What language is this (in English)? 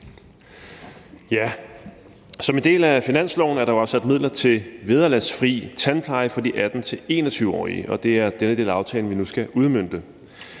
Danish